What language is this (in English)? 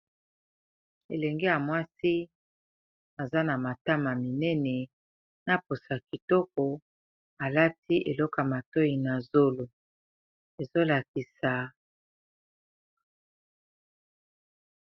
Lingala